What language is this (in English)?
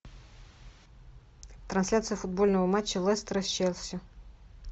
Russian